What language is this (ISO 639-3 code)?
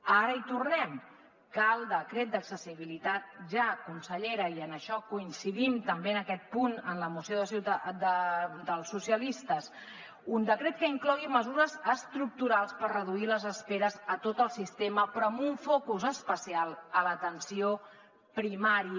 cat